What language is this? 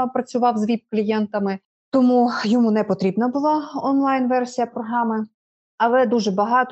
Ukrainian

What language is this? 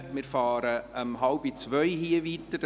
Swiss German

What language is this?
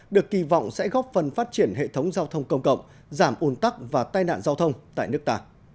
Vietnamese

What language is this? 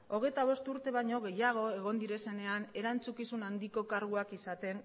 Basque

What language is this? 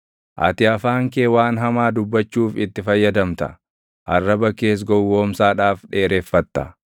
Oromo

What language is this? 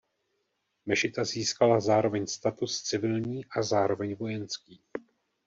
Czech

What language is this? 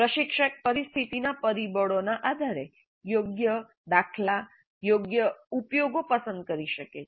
Gujarati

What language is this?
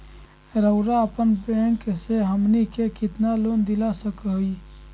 Magahi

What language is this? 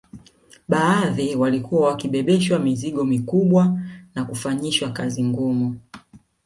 Swahili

